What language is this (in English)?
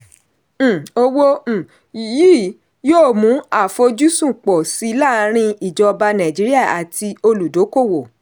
Yoruba